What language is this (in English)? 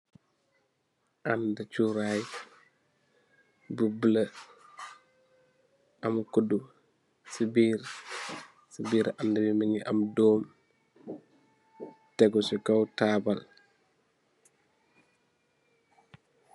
Wolof